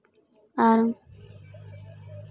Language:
Santali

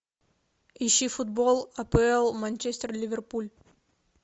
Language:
Russian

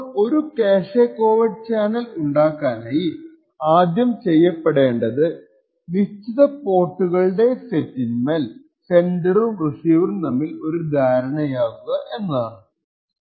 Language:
Malayalam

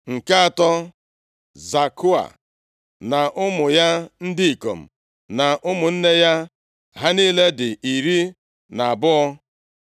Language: Igbo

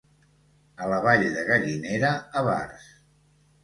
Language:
Catalan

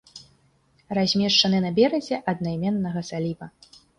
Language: Belarusian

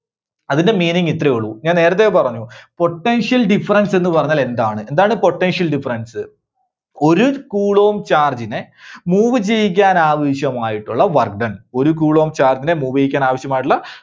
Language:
Malayalam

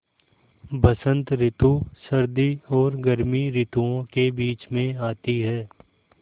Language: Hindi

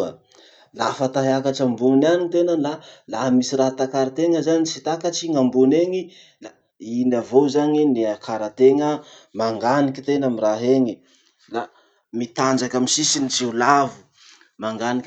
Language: Masikoro Malagasy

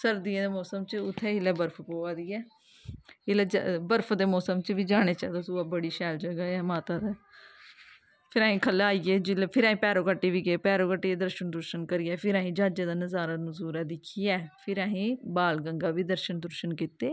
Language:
Dogri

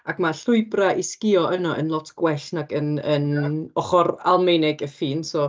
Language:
Welsh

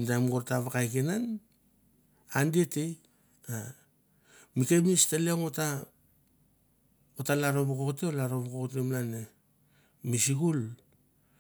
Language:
Mandara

